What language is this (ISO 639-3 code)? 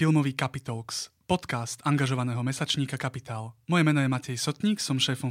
slk